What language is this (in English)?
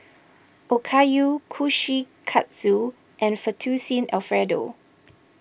English